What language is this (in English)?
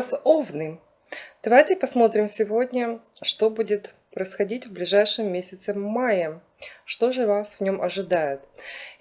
Russian